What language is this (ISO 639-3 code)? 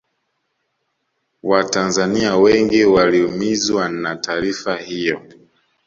swa